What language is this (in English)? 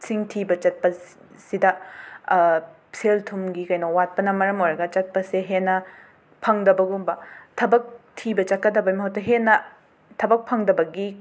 Manipuri